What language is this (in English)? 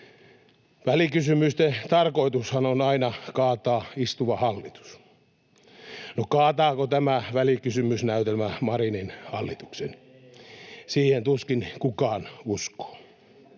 Finnish